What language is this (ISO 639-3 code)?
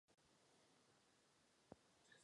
ces